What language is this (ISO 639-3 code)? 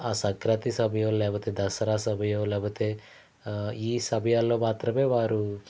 tel